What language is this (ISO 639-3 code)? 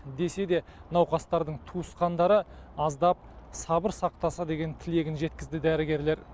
kaz